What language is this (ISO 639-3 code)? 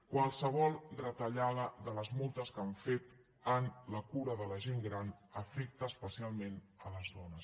cat